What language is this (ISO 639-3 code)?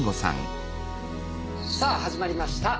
jpn